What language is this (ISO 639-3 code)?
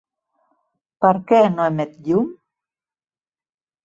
cat